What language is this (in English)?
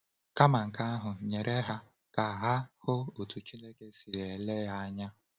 Igbo